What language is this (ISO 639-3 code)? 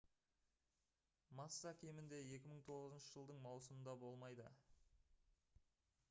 kaz